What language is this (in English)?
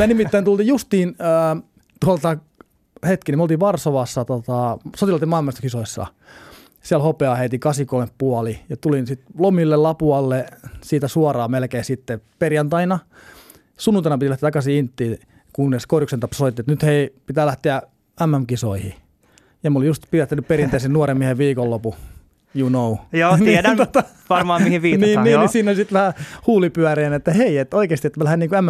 Finnish